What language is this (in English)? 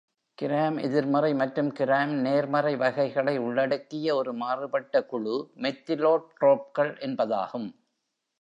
Tamil